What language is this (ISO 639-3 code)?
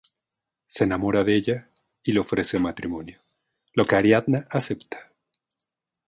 spa